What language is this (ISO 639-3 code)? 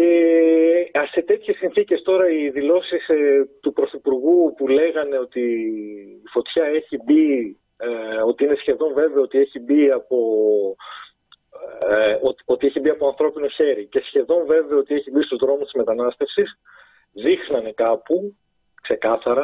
ell